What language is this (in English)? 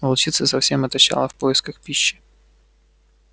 Russian